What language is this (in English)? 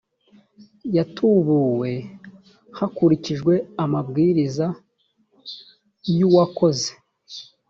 Kinyarwanda